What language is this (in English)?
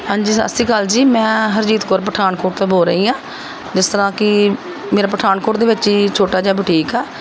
Punjabi